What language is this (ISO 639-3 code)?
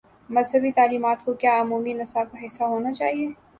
urd